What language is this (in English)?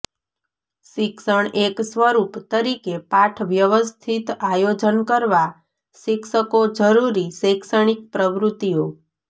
Gujarati